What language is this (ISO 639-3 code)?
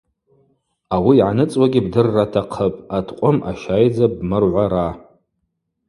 abq